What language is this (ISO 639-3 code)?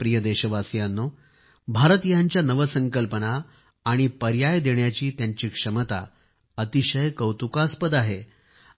mar